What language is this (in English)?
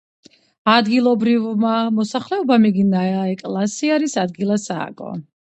Georgian